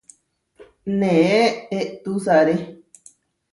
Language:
Huarijio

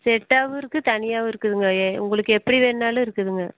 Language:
Tamil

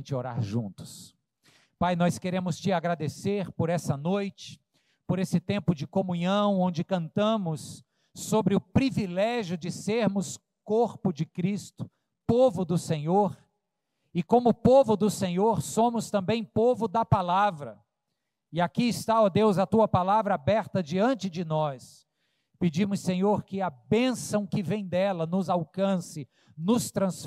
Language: Portuguese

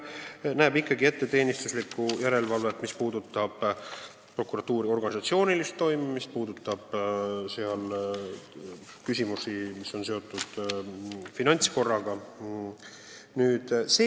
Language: Estonian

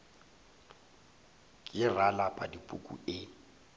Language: Northern Sotho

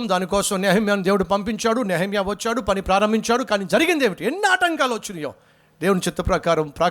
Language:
Telugu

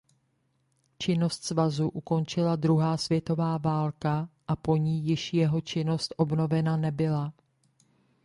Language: Czech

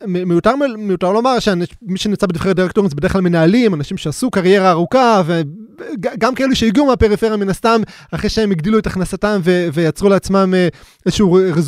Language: Hebrew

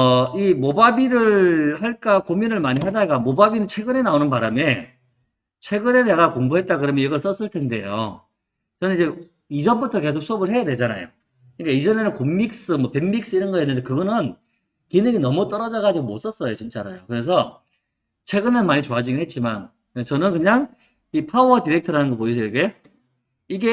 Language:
Korean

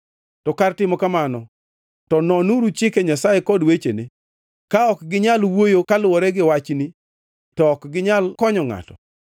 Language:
Luo (Kenya and Tanzania)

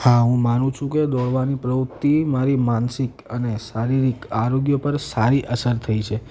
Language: Gujarati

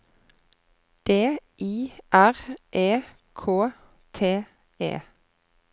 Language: Norwegian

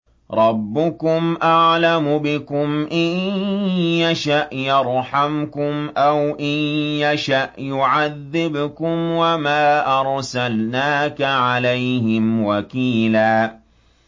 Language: Arabic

